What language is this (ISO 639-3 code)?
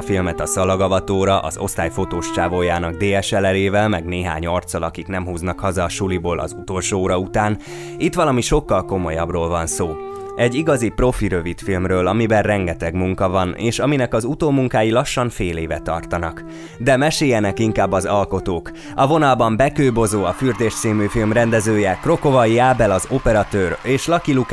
hun